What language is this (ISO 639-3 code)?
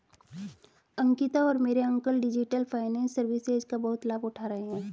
hin